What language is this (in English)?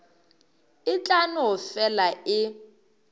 Northern Sotho